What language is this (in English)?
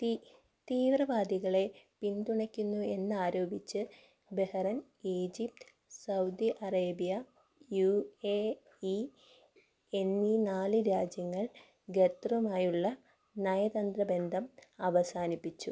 Malayalam